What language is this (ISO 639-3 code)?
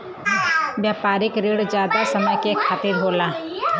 bho